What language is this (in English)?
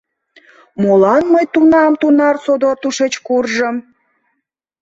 Mari